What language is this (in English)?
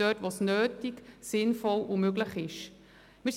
Swiss German